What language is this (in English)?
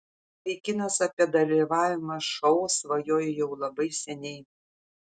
Lithuanian